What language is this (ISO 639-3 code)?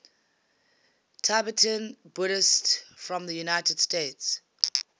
eng